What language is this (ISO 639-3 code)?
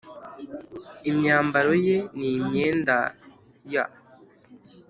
kin